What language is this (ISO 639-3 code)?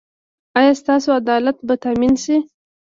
pus